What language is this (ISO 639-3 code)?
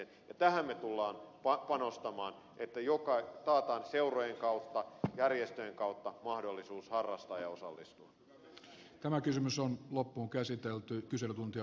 fin